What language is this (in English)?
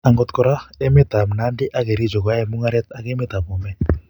Kalenjin